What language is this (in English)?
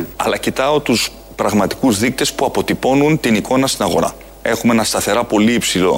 Greek